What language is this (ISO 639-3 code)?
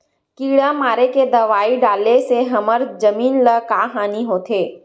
hne